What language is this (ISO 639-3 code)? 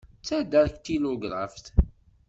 kab